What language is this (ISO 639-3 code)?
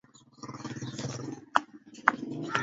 swa